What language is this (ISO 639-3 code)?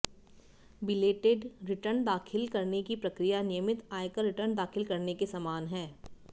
hin